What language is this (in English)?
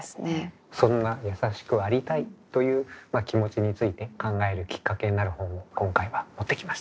Japanese